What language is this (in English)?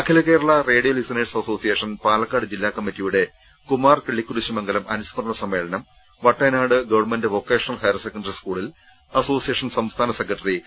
Malayalam